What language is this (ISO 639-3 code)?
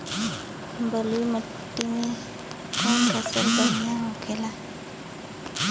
bho